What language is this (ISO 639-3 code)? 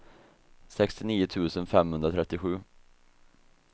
swe